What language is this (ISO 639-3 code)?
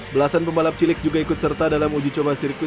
ind